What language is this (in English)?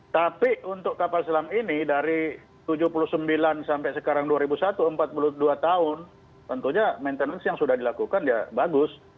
Indonesian